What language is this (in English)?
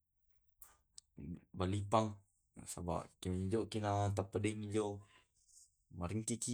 Tae'